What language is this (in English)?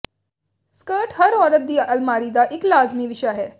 Punjabi